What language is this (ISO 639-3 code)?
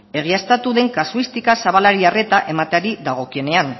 eus